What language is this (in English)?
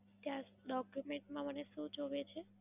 Gujarati